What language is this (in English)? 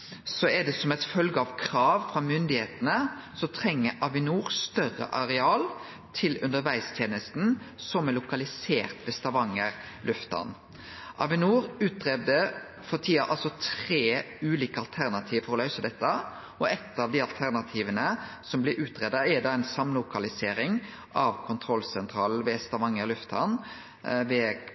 Norwegian Nynorsk